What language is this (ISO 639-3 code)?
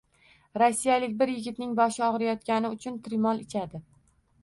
uzb